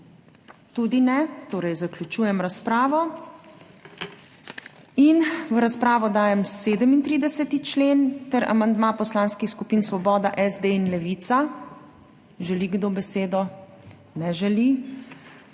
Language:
Slovenian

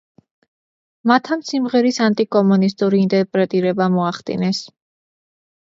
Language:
Georgian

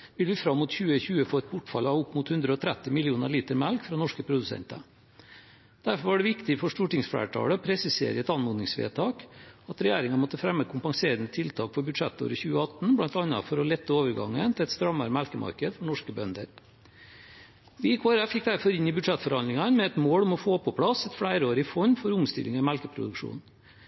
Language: Norwegian Bokmål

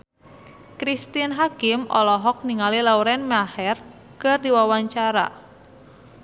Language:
Sundanese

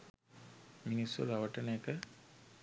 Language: Sinhala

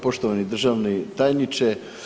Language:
Croatian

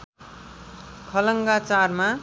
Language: Nepali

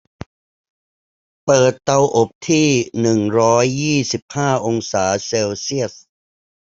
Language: Thai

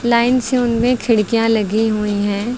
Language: Hindi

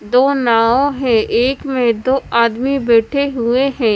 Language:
Hindi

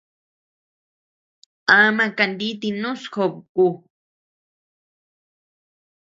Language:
Tepeuxila Cuicatec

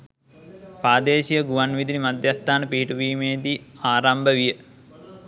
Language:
Sinhala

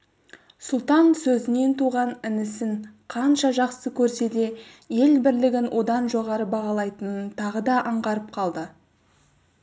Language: Kazakh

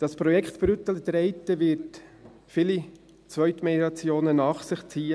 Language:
Swiss German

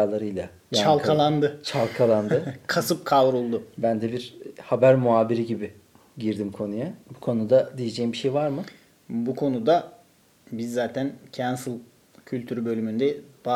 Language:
Turkish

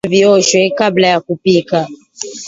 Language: Swahili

